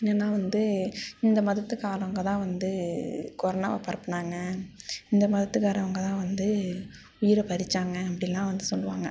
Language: Tamil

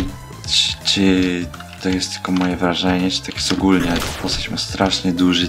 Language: Polish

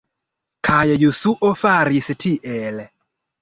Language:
Esperanto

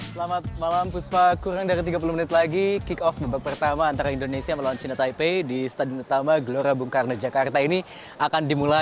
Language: Indonesian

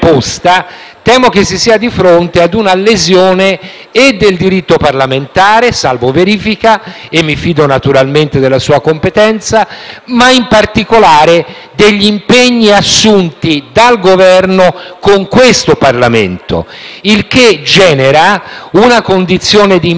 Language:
Italian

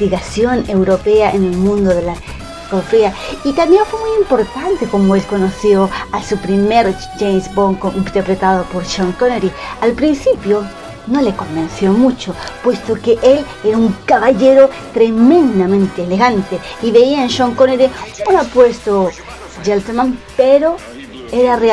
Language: Spanish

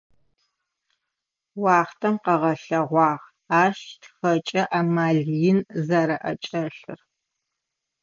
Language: Adyghe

